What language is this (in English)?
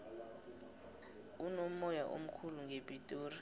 South Ndebele